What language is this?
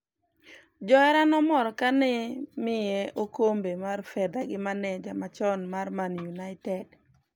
Luo (Kenya and Tanzania)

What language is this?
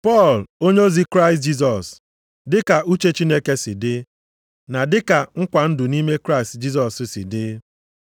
Igbo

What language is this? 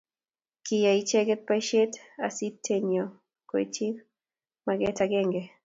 Kalenjin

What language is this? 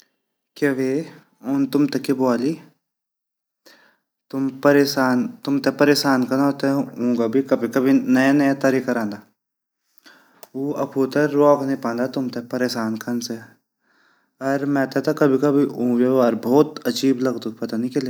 Garhwali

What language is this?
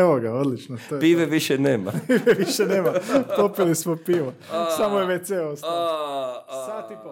Croatian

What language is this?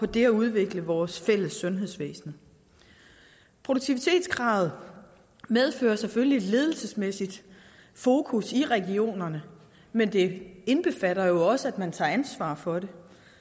Danish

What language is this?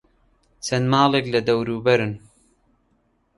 Central Kurdish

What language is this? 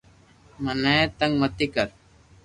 Loarki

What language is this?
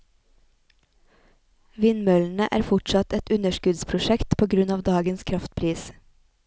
Norwegian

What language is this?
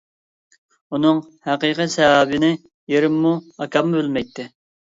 Uyghur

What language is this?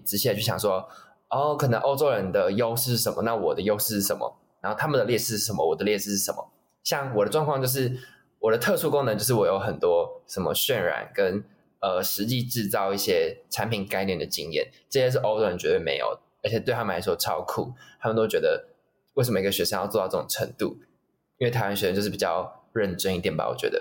Chinese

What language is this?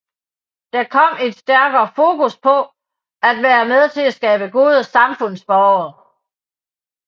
Danish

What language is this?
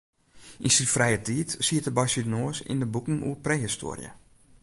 Western Frisian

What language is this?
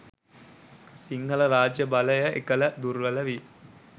Sinhala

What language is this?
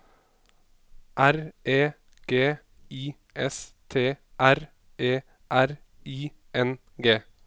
Norwegian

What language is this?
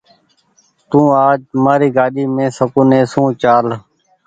Goaria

